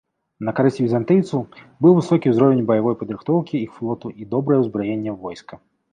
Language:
Belarusian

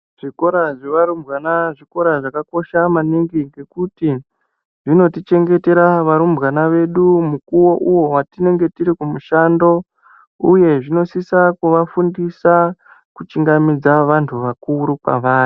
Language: Ndau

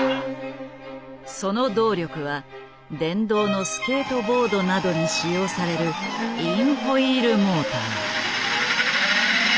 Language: Japanese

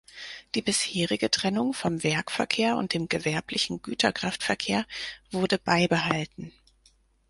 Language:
German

